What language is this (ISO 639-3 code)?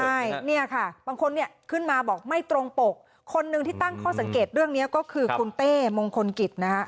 tha